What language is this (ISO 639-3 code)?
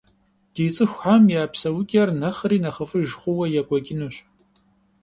kbd